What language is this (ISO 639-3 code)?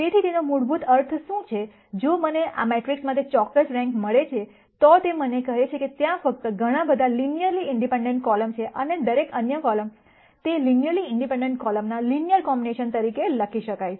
guj